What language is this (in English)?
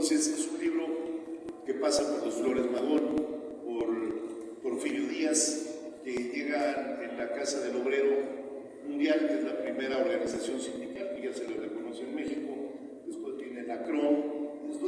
Spanish